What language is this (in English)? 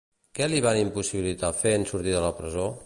Catalan